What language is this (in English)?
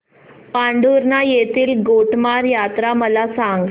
Marathi